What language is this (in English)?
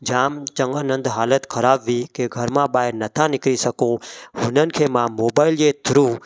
Sindhi